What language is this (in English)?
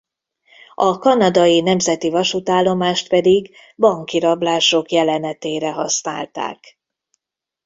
Hungarian